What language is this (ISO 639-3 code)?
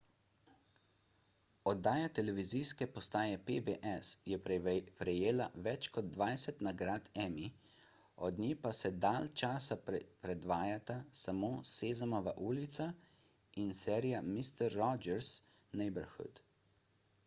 slv